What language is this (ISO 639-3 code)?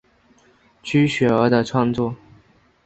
zho